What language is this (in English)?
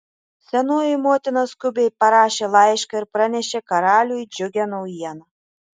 Lithuanian